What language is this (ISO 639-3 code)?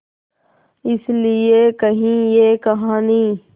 hin